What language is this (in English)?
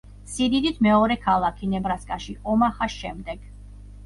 Georgian